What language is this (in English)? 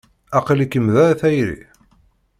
Kabyle